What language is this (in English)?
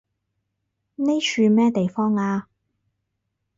Cantonese